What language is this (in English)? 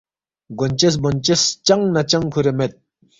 Balti